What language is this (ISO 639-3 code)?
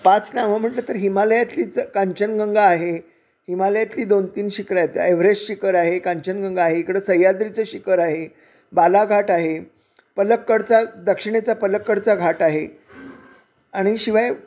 mar